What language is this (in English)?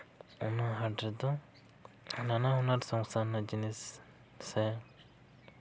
Santali